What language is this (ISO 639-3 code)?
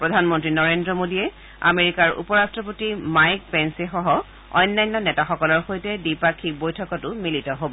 asm